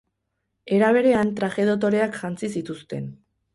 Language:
Basque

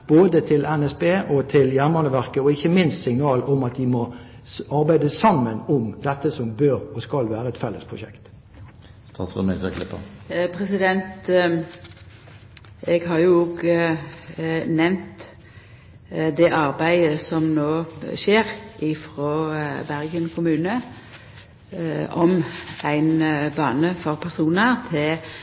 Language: Norwegian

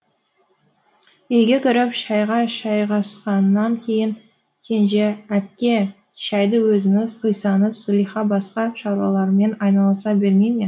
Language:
Kazakh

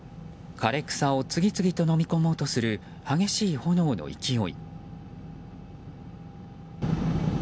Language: Japanese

